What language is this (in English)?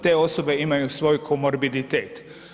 Croatian